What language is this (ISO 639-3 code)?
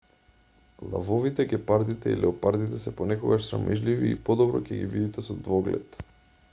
mkd